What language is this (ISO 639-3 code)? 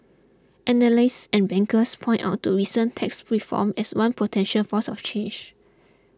eng